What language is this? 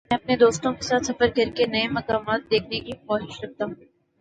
Urdu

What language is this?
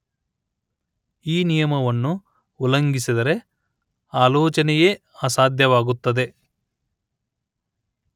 Kannada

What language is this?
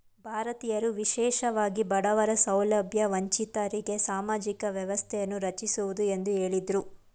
Kannada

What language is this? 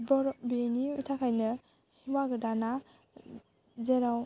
Bodo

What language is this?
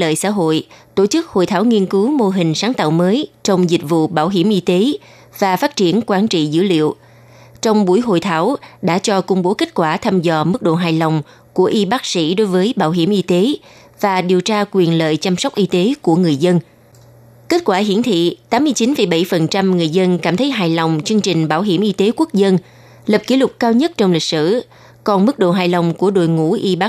Vietnamese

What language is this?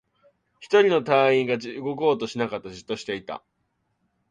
Japanese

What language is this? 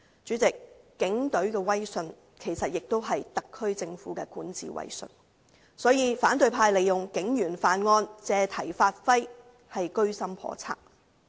Cantonese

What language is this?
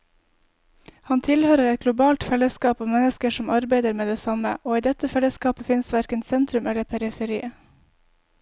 Norwegian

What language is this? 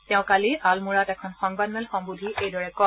Assamese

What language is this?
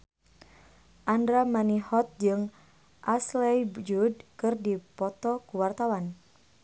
Sundanese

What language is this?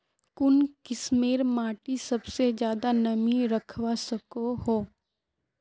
Magahi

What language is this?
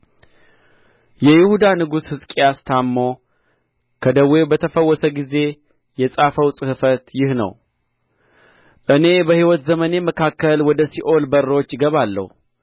Amharic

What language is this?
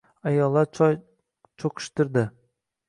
Uzbek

